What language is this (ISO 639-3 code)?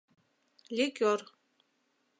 chm